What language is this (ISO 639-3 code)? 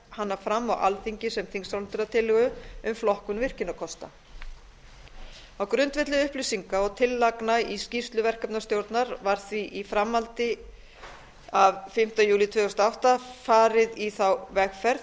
isl